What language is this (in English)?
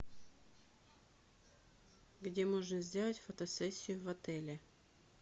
Russian